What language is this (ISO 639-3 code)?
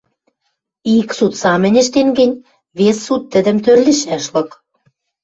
mrj